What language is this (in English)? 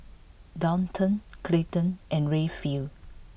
English